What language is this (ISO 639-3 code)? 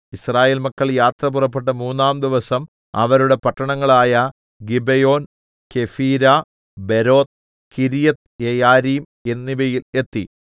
mal